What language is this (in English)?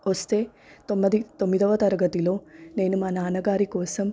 Telugu